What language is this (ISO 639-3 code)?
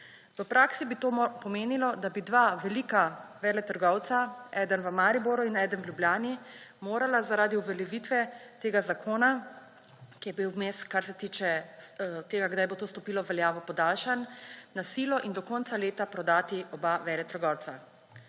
slv